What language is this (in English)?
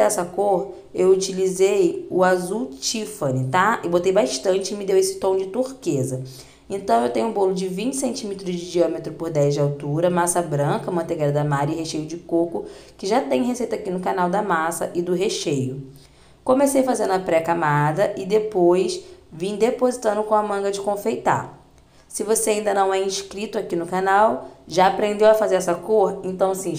Portuguese